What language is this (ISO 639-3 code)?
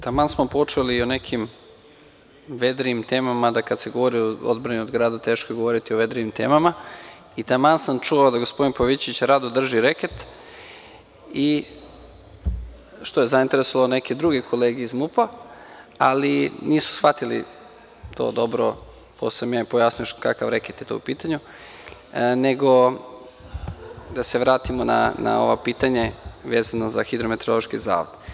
srp